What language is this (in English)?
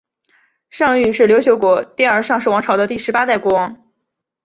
Chinese